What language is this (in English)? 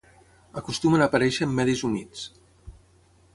Catalan